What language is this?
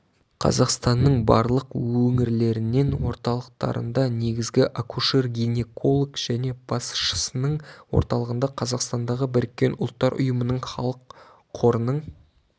Kazakh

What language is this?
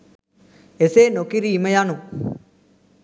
Sinhala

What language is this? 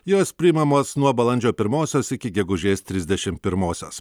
Lithuanian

